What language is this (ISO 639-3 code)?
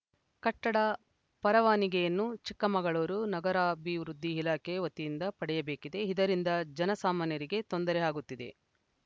kan